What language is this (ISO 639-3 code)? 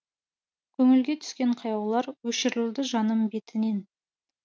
kaz